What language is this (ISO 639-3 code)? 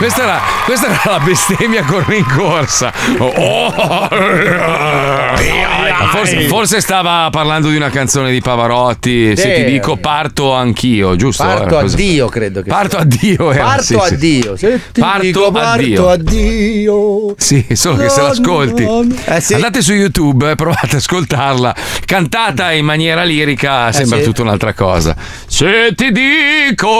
ita